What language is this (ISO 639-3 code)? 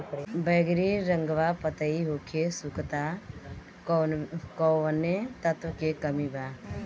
bho